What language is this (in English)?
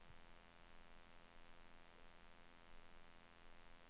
Swedish